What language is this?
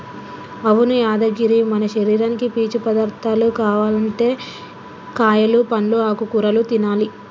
Telugu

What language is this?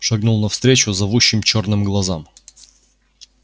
Russian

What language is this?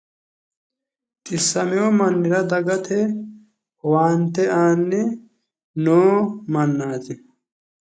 Sidamo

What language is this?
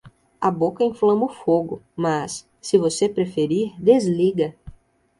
Portuguese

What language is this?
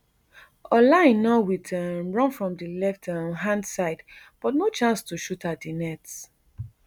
Nigerian Pidgin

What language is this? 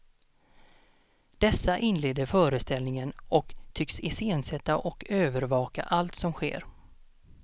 Swedish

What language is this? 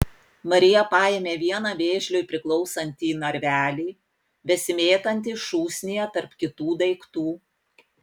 Lithuanian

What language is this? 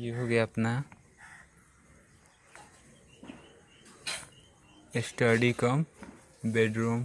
Hindi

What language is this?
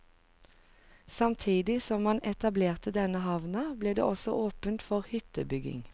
Norwegian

